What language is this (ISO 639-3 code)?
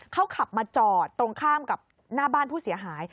tha